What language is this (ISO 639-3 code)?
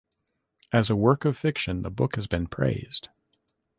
eng